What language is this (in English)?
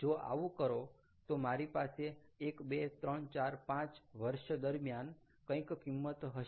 Gujarati